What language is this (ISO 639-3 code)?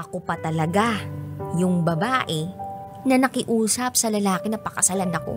fil